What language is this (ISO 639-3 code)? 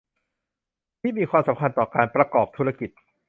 tha